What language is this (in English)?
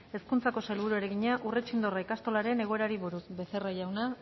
Basque